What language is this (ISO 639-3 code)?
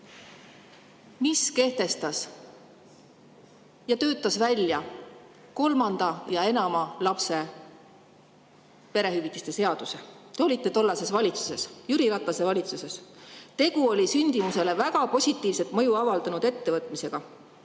est